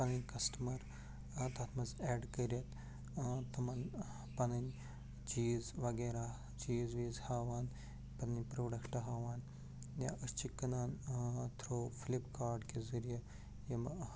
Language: Kashmiri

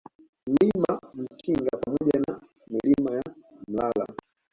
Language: Swahili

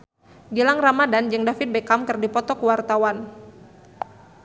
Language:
Sundanese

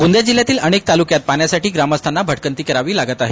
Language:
Marathi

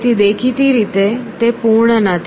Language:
Gujarati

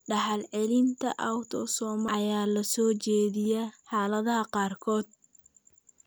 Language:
Somali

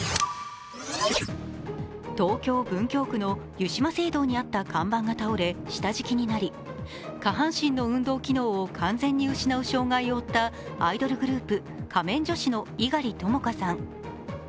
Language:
Japanese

